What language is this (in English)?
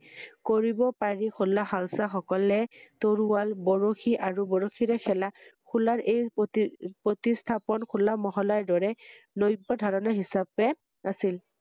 Assamese